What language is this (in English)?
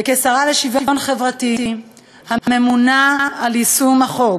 Hebrew